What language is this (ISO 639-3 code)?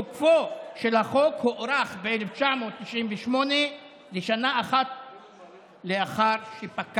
heb